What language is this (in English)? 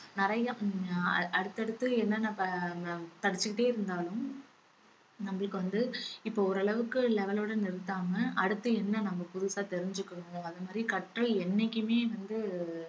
Tamil